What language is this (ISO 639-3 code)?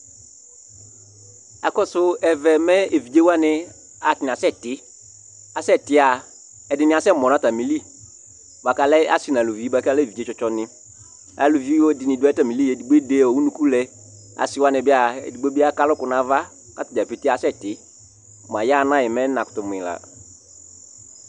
kpo